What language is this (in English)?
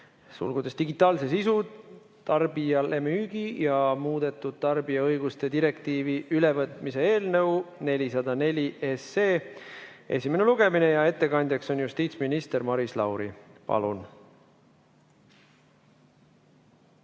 Estonian